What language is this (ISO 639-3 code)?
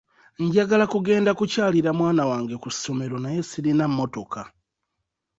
lug